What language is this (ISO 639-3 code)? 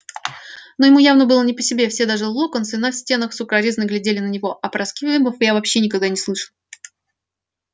rus